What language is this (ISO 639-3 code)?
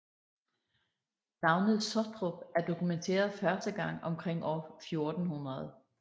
dan